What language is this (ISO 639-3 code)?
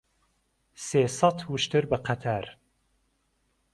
ckb